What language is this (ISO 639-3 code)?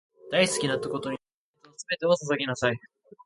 jpn